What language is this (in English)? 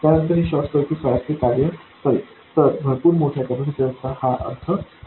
Marathi